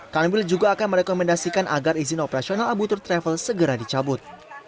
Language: Indonesian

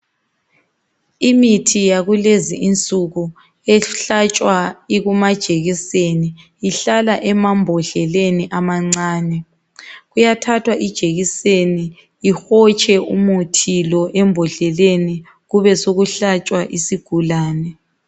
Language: North Ndebele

